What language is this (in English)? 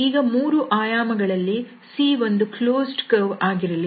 Kannada